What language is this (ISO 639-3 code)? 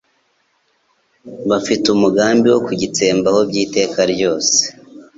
kin